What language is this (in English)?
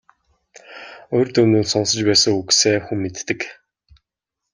Mongolian